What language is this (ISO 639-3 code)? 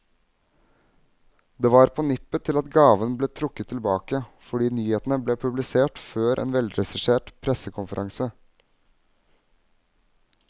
nor